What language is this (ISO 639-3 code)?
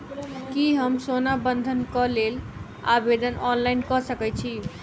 mai